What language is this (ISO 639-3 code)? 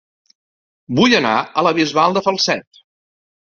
cat